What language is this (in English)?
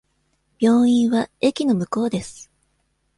Japanese